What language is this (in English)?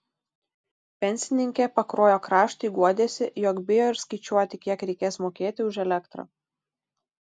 Lithuanian